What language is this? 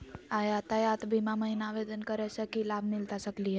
Magahi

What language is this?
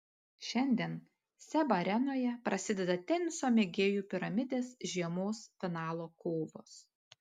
Lithuanian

